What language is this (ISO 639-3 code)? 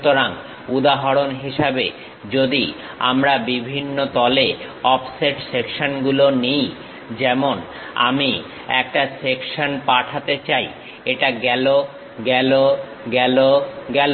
ben